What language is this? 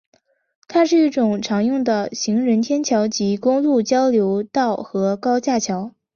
Chinese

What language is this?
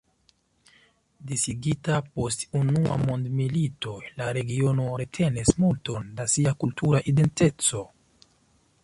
Esperanto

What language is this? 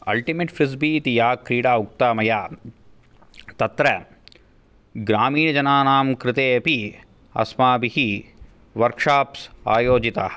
Sanskrit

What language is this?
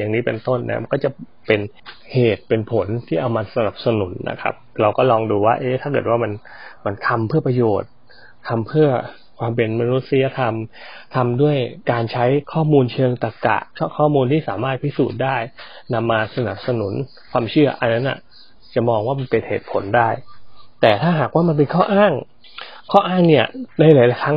Thai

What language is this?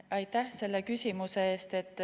Estonian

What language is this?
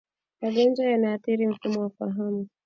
Swahili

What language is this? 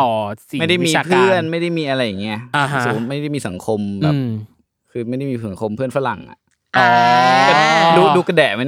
Thai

